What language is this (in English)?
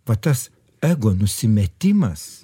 Lithuanian